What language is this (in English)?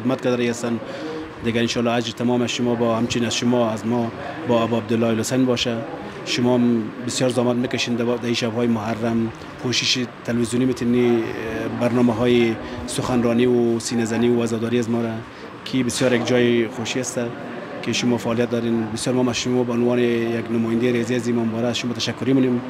Persian